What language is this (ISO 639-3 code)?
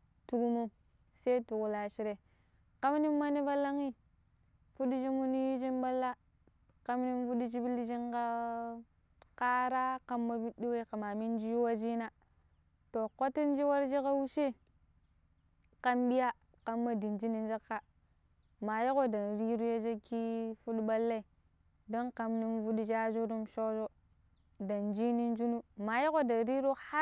pip